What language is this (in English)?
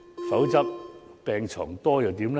Cantonese